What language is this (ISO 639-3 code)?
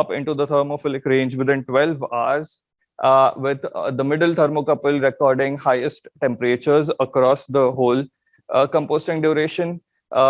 eng